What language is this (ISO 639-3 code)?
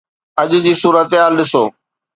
snd